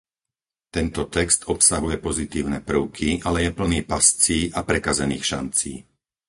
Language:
Slovak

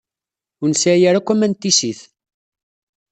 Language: Kabyle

